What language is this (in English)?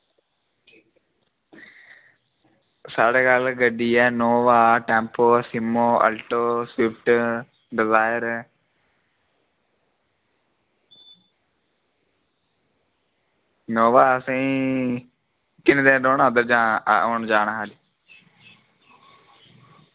Dogri